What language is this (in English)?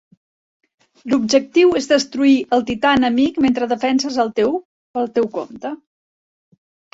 Catalan